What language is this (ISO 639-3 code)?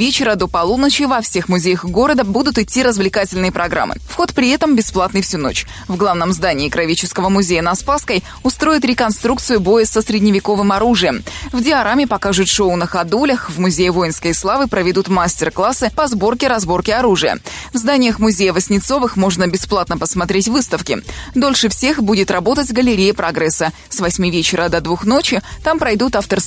rus